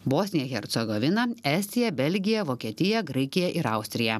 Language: Lithuanian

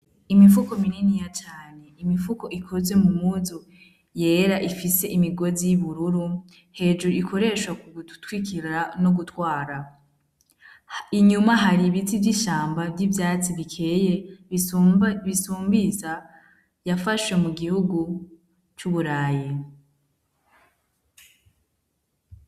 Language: Rundi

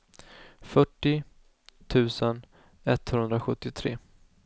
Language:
Swedish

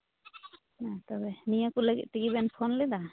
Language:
Santali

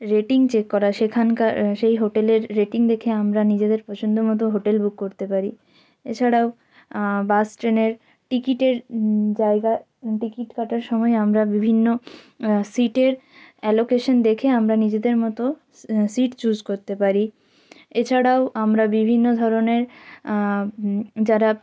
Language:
Bangla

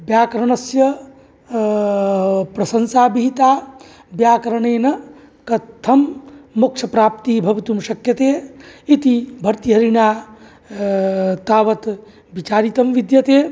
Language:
Sanskrit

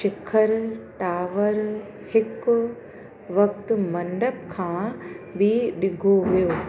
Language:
Sindhi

